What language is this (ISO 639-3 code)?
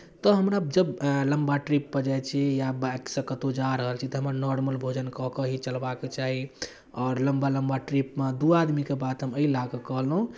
mai